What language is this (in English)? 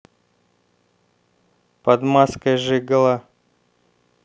Russian